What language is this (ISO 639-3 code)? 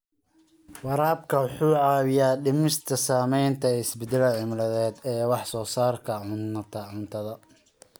som